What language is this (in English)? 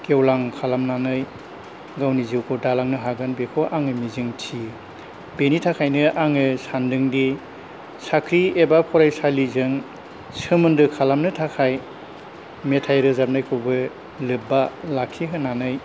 Bodo